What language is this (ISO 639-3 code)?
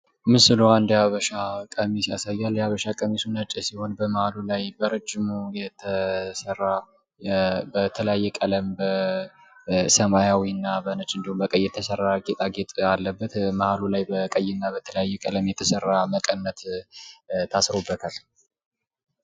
amh